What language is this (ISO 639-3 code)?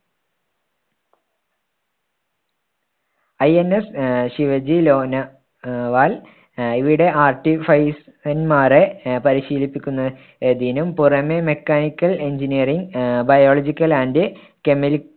mal